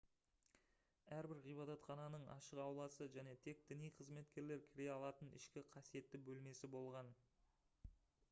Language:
Kazakh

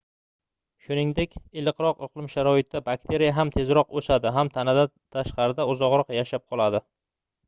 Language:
Uzbek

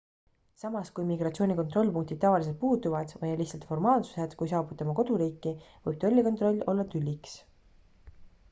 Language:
Estonian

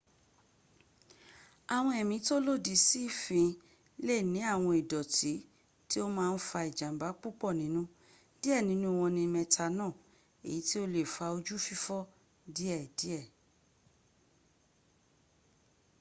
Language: Yoruba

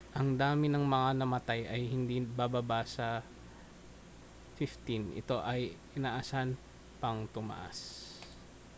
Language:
Filipino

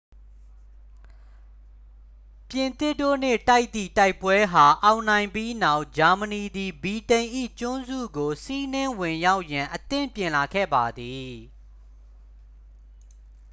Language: Burmese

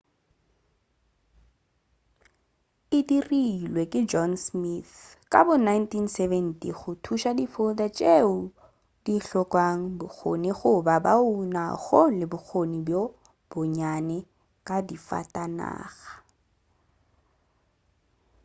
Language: Northern Sotho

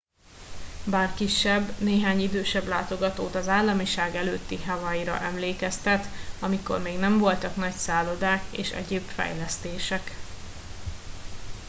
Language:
Hungarian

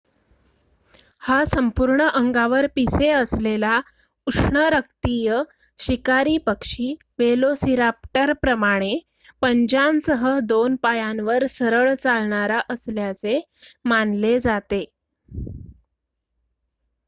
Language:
Marathi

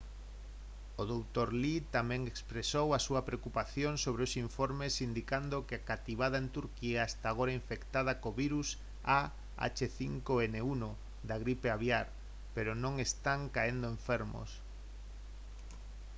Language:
Galician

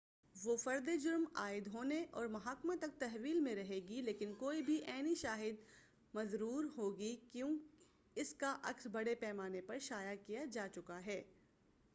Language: Urdu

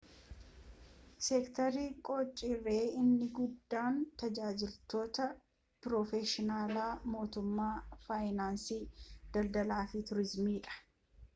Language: Oromo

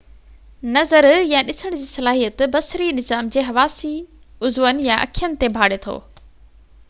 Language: Sindhi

